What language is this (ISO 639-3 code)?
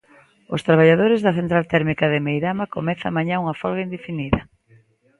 glg